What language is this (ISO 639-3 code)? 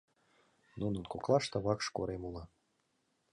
chm